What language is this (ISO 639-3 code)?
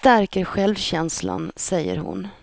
swe